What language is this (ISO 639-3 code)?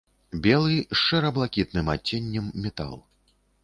bel